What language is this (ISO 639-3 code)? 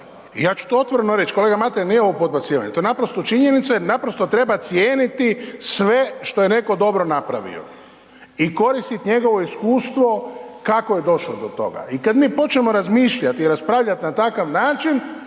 hrv